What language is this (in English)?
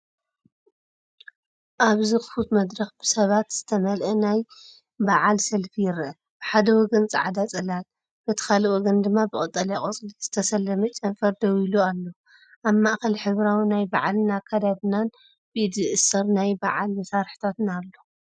Tigrinya